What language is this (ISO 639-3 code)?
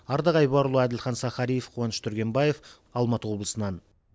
kaz